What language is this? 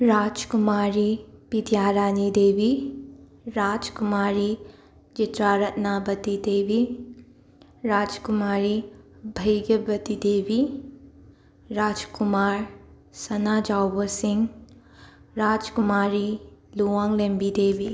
Manipuri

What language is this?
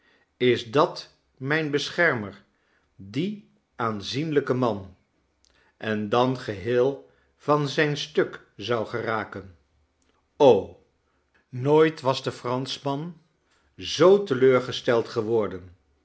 Dutch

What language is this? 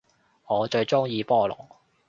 Cantonese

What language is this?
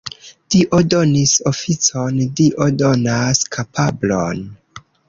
Esperanto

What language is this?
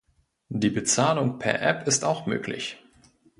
German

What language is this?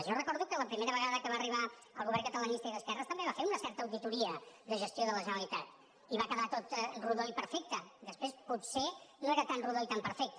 Catalan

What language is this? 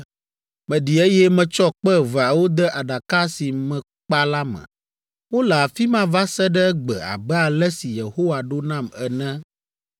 Ewe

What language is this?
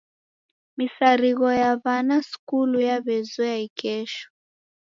Taita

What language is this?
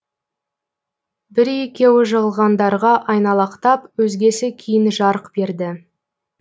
Kazakh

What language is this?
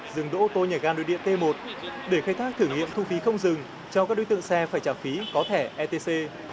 Vietnamese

